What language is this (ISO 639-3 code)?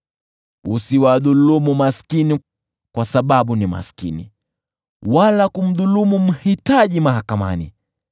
swa